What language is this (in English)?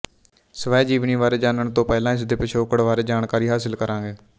Punjabi